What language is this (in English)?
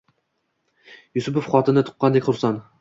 Uzbek